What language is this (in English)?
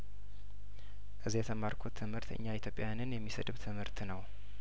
Amharic